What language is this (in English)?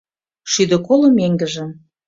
Mari